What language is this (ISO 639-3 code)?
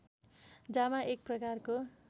nep